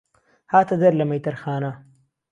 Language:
Central Kurdish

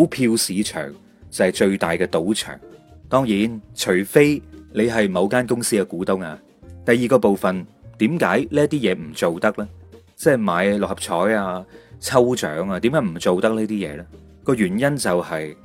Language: Chinese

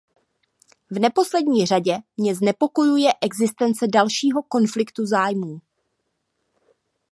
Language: Czech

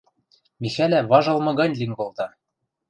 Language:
Western Mari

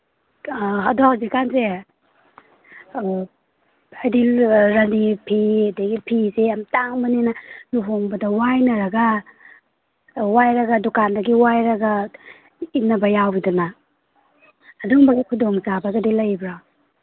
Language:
Manipuri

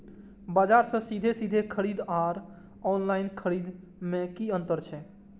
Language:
Maithili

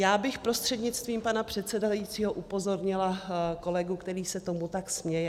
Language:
Czech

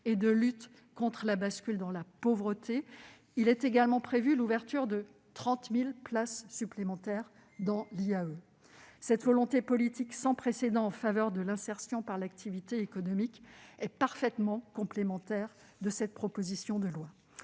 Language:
French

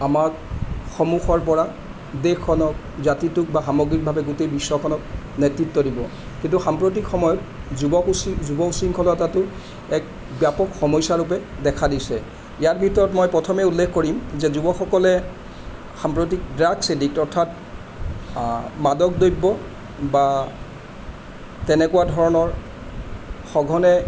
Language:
Assamese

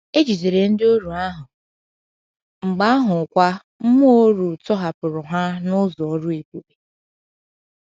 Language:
Igbo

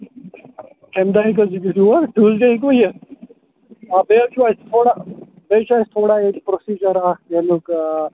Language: Kashmiri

